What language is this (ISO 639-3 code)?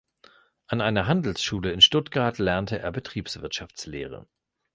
deu